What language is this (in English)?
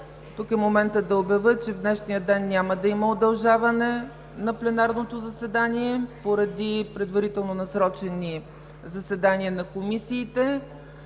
Bulgarian